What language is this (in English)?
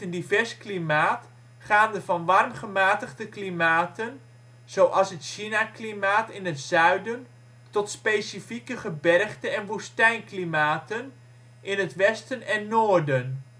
Dutch